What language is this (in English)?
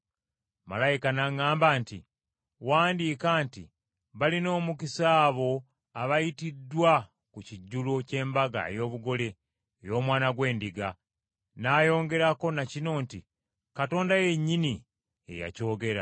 Ganda